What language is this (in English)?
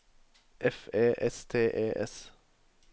Norwegian